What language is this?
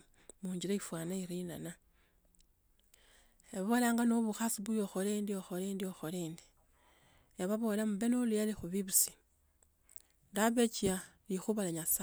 Tsotso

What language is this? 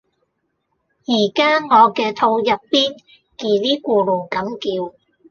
Cantonese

